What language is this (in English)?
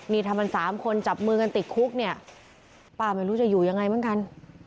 Thai